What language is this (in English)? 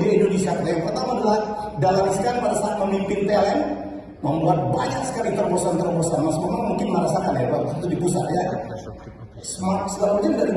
Indonesian